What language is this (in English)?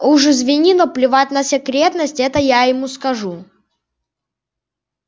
Russian